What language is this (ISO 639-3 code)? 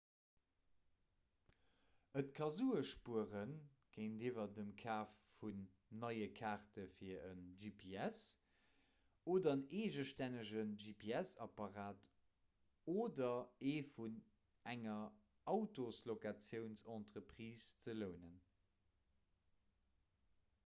ltz